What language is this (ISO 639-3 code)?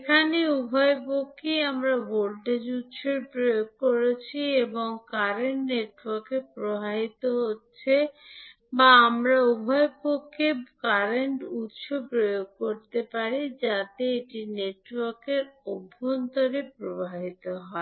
ben